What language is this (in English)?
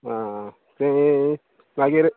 Konkani